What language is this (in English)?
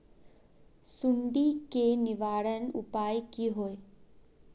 Magahi